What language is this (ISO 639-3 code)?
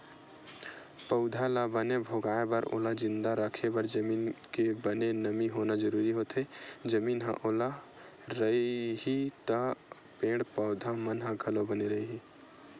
hne